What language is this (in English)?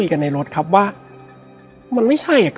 Thai